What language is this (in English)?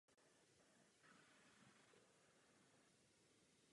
Czech